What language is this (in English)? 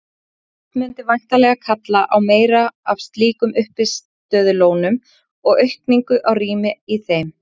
Icelandic